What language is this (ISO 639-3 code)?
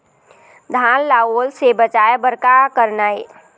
hne